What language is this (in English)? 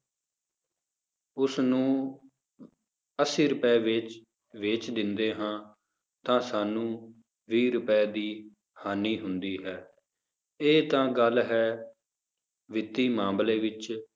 Punjabi